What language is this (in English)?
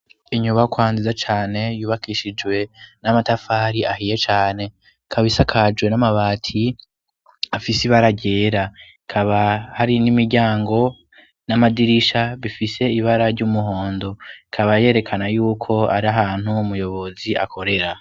Rundi